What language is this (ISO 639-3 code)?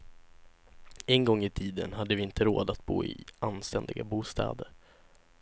swe